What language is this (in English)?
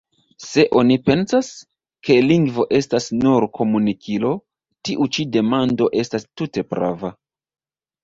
Esperanto